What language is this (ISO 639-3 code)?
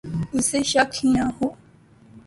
urd